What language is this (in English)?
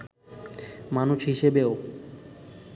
Bangla